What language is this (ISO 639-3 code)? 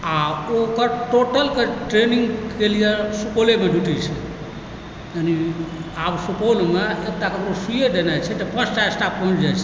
mai